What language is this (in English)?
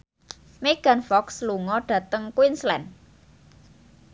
Javanese